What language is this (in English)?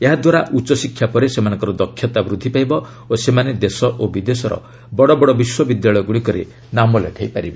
Odia